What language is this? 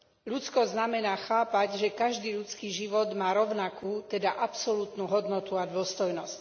Slovak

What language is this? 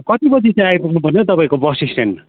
Nepali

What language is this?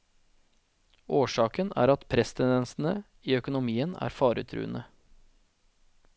Norwegian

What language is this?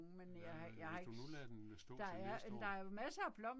Danish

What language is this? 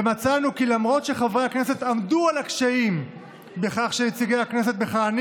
Hebrew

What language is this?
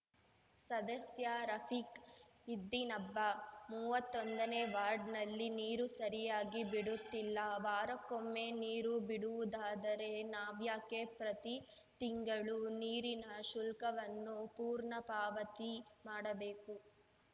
Kannada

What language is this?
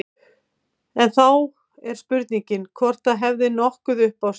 Icelandic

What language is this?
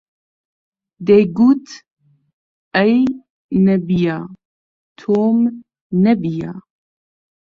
Central Kurdish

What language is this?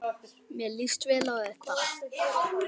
Icelandic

